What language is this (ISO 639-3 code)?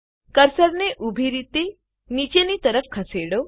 guj